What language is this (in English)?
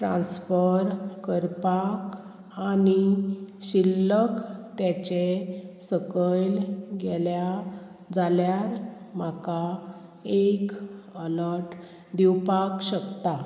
Konkani